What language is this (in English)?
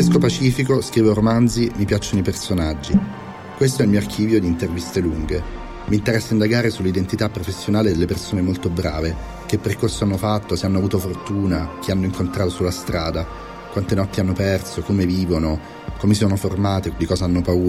Italian